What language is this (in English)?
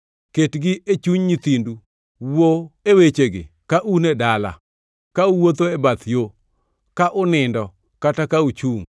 Luo (Kenya and Tanzania)